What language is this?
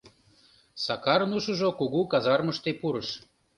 Mari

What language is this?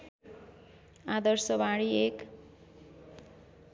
Nepali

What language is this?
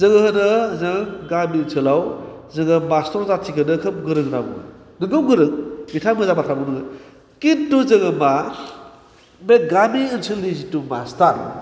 Bodo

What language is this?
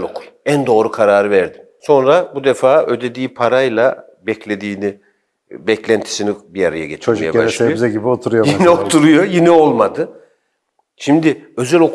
Turkish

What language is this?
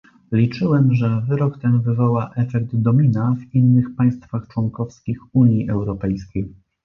Polish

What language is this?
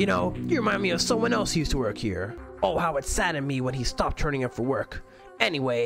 English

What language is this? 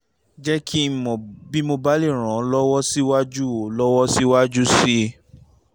Yoruba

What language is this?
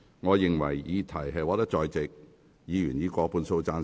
Cantonese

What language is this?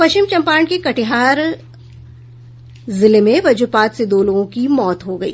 Hindi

